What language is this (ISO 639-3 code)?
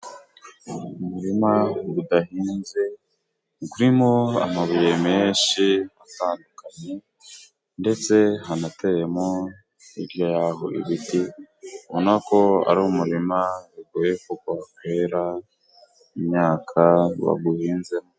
kin